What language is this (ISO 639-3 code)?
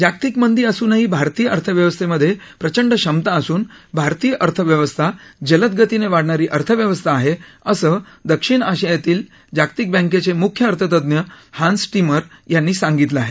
mar